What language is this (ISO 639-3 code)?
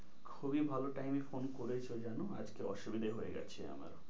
ben